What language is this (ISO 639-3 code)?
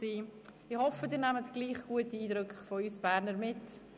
gsw